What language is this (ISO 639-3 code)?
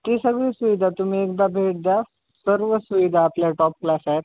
mar